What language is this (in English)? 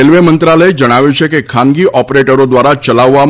Gujarati